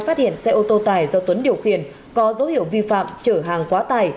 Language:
Vietnamese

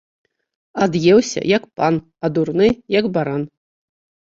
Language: Belarusian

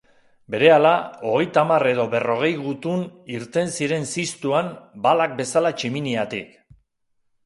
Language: Basque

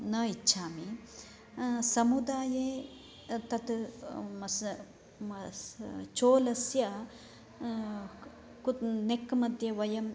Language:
Sanskrit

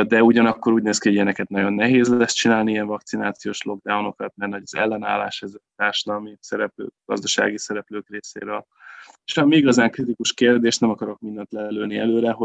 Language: Hungarian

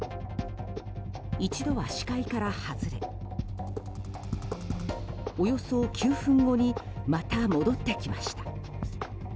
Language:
Japanese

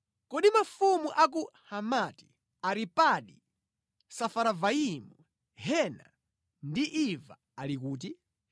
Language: Nyanja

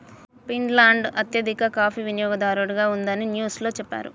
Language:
Telugu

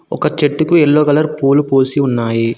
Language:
Telugu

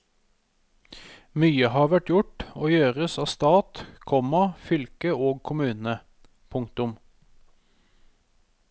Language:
Norwegian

